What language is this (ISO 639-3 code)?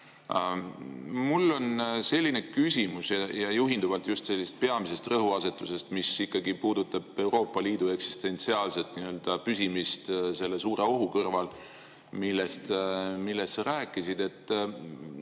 est